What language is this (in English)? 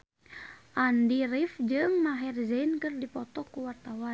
Sundanese